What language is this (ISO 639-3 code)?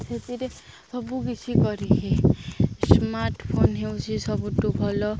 ori